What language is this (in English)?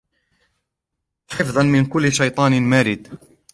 Arabic